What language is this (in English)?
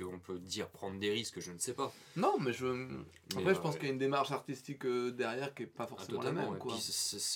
French